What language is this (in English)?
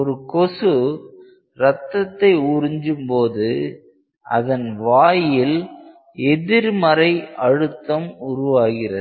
Tamil